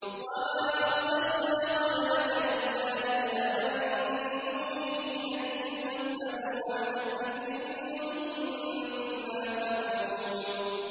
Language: Arabic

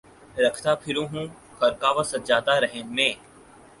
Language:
Urdu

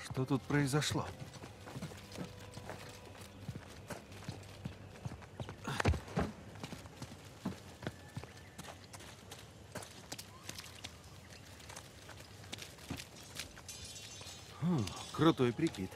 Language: Russian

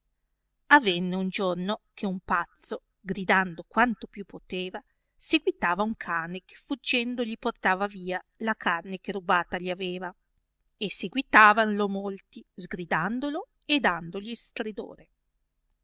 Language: Italian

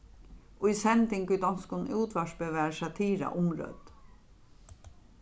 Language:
Faroese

